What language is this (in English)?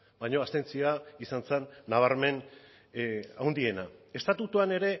Basque